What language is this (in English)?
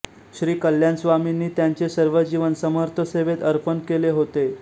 Marathi